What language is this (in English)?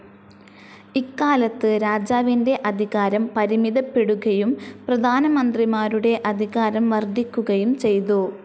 Malayalam